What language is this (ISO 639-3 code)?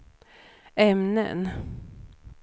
swe